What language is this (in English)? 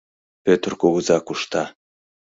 Mari